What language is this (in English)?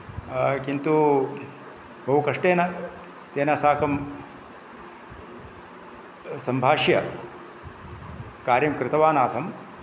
Sanskrit